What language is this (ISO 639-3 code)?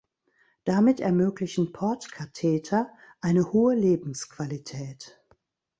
deu